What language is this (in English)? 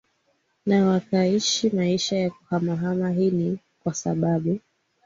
Swahili